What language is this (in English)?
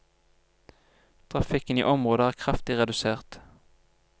Norwegian